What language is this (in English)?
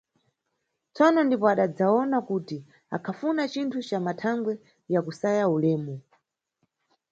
Nyungwe